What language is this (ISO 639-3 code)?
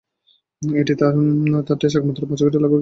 ben